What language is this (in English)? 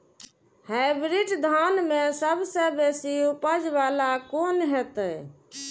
Maithili